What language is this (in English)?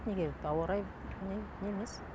Kazakh